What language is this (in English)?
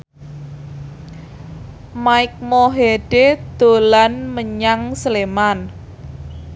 Javanese